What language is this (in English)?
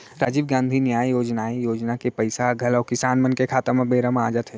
Chhattisgarhi